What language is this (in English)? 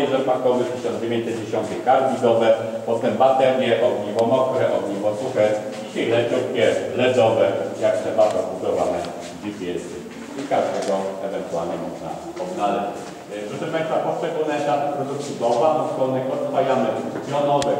Polish